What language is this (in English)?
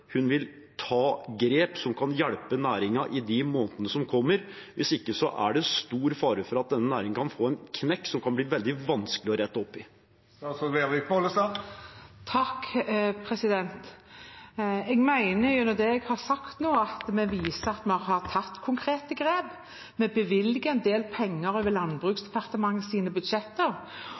Norwegian Bokmål